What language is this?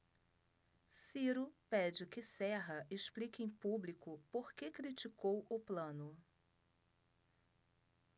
Portuguese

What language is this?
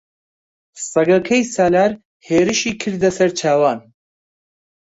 Central Kurdish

